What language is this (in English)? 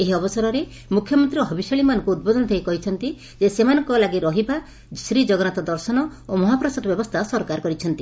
Odia